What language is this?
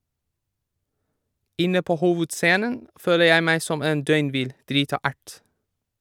Norwegian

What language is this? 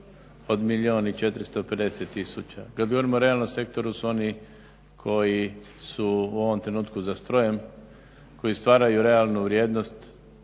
Croatian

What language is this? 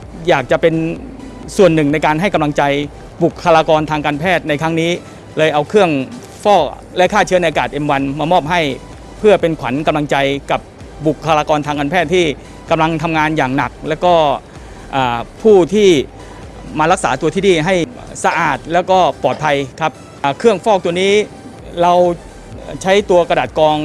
Thai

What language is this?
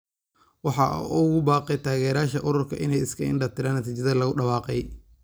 Somali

